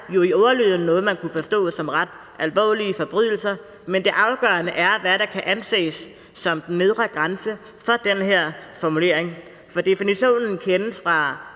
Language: Danish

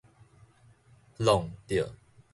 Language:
Min Nan Chinese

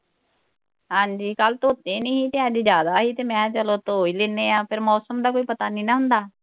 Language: Punjabi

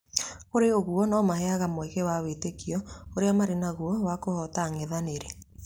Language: Kikuyu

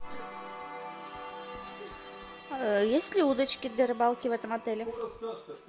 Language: Russian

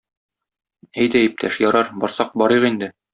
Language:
Tatar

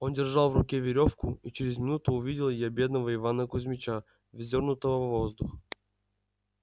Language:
Russian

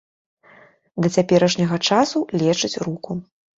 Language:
Belarusian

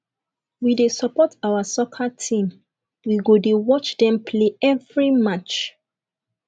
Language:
Nigerian Pidgin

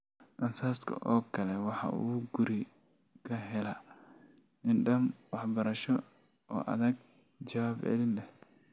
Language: Somali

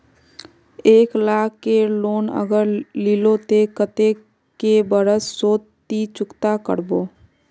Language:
Magahi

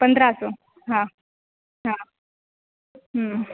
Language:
Sindhi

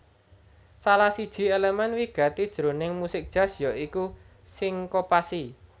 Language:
Javanese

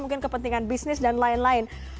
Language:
Indonesian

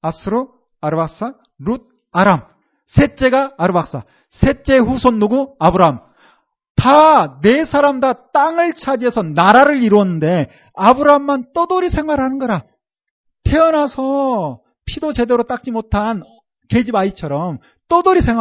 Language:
Korean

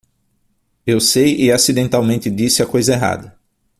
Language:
Portuguese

